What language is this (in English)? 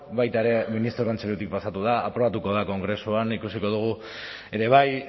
Basque